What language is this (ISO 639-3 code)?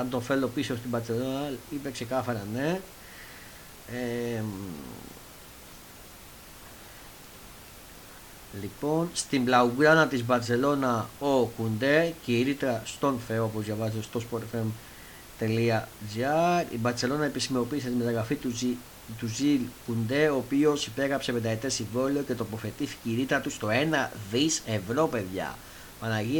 ell